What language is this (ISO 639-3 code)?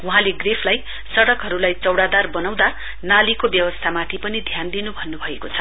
nep